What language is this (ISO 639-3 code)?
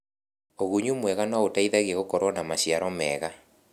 kik